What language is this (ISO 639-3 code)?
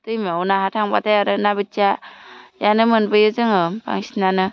brx